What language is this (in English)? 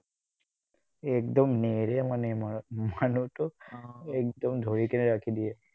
Assamese